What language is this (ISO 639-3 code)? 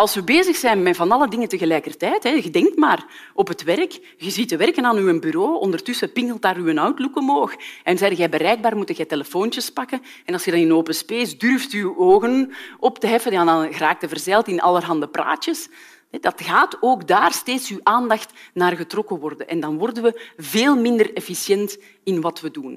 nld